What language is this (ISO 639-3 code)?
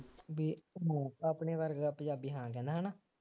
pan